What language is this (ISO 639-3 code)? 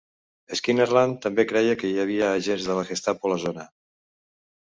cat